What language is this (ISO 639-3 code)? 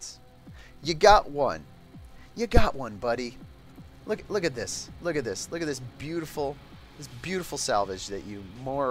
eng